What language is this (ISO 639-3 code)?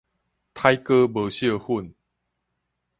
nan